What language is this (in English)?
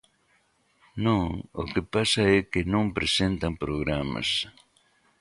Galician